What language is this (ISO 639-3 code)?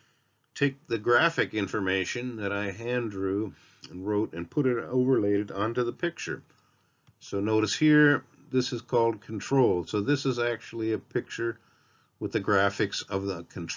eng